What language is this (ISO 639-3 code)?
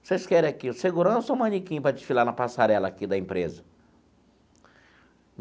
por